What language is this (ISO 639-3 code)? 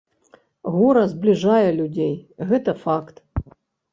bel